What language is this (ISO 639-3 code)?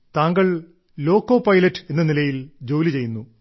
mal